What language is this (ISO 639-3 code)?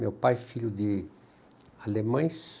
por